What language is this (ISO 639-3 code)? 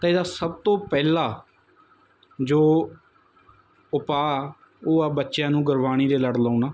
pan